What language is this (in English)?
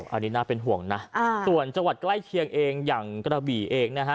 Thai